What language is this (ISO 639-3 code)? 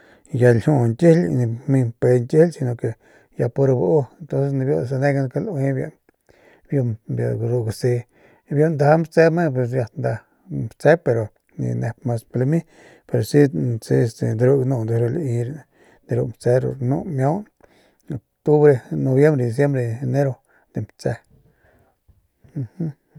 pmq